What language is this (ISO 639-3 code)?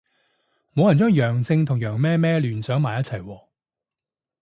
yue